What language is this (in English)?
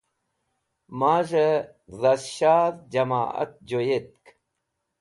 Wakhi